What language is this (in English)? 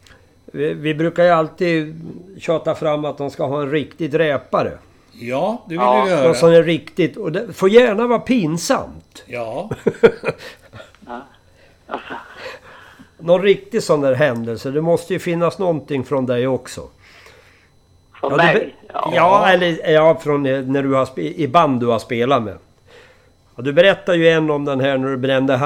Swedish